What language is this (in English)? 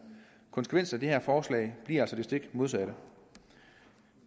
Danish